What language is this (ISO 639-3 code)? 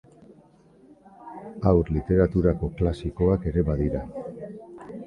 eus